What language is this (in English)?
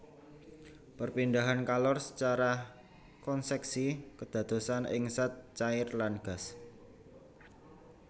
Javanese